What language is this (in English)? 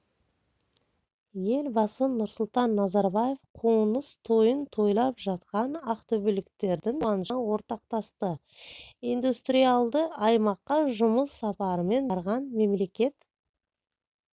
Kazakh